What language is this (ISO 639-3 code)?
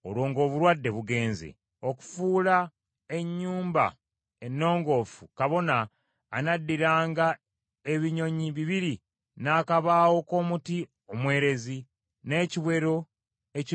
lug